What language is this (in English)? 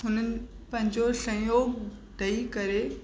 Sindhi